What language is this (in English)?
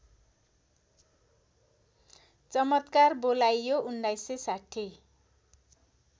Nepali